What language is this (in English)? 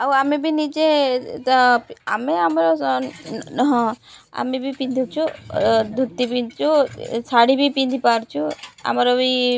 Odia